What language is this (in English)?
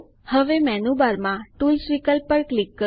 Gujarati